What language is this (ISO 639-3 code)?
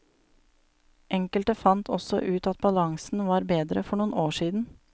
nor